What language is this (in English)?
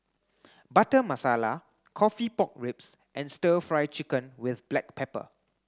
English